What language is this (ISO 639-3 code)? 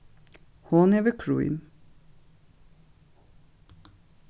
fao